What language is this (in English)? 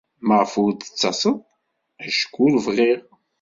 Kabyle